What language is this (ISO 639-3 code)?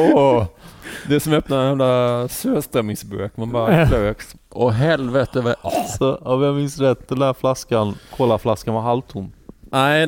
swe